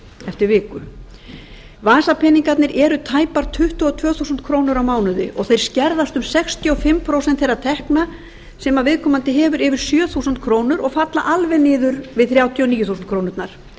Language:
Icelandic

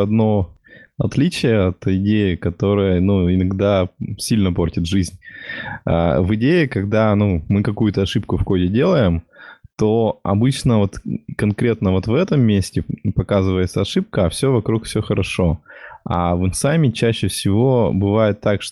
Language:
Russian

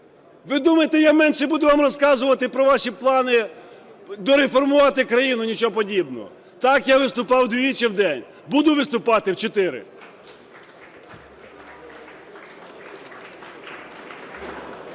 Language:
Ukrainian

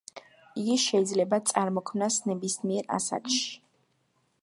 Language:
Georgian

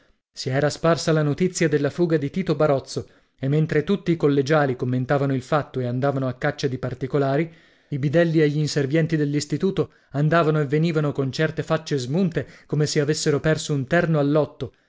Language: Italian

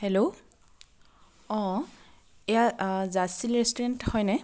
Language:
Assamese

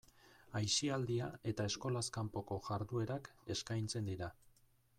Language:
Basque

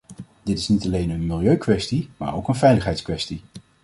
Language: Dutch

